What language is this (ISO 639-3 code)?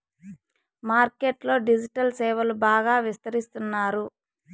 tel